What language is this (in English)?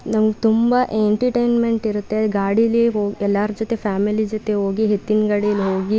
Kannada